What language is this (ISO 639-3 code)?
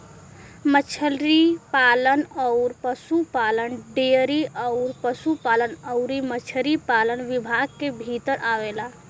bho